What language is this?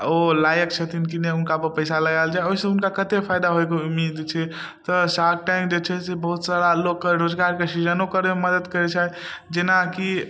Maithili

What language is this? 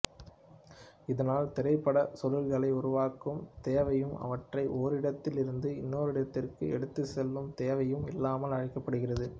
Tamil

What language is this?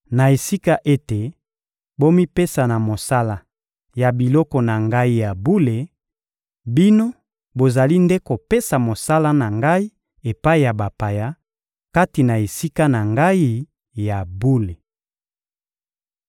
Lingala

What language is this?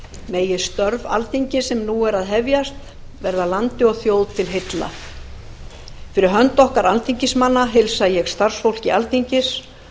Icelandic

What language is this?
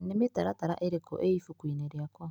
Kikuyu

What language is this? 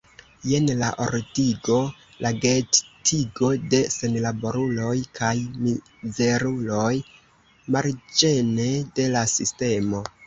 Esperanto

